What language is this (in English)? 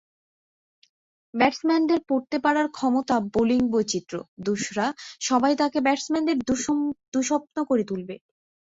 Bangla